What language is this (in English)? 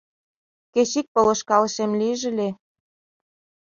Mari